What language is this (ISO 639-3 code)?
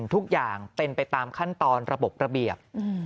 tha